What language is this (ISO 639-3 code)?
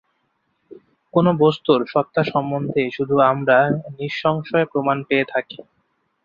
ben